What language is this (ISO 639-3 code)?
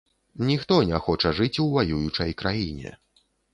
bel